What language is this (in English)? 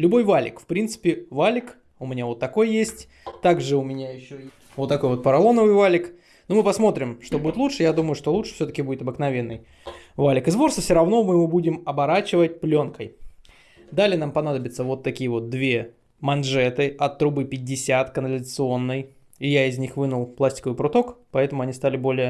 Russian